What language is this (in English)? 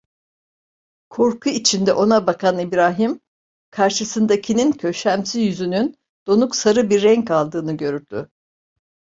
Turkish